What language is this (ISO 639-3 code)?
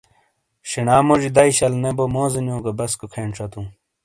scl